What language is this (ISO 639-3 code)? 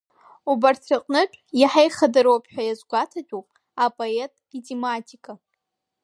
abk